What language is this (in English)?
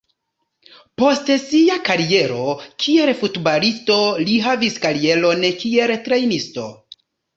Esperanto